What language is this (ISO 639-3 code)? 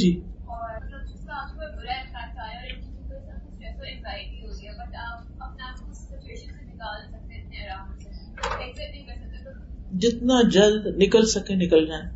urd